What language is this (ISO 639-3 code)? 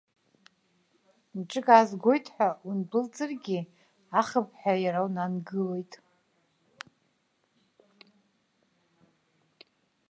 abk